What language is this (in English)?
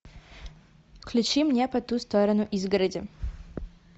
Russian